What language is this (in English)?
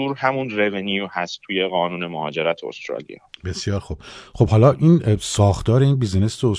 Persian